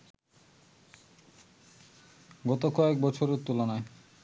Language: Bangla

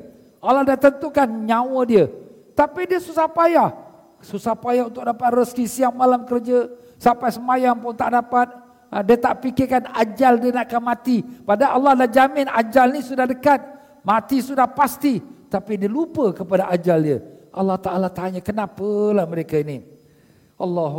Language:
Malay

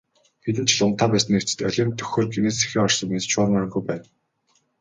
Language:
Mongolian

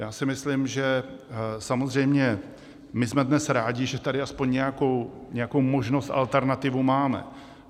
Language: Czech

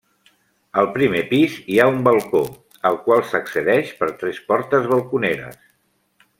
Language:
Catalan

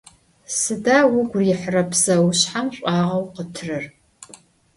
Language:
Adyghe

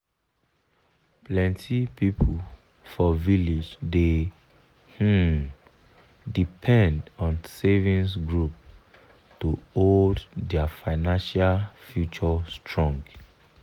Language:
Nigerian Pidgin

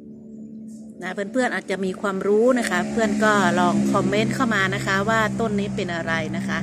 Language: Thai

